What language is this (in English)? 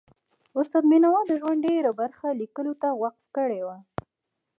Pashto